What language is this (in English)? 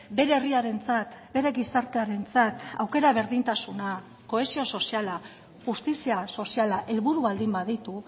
Basque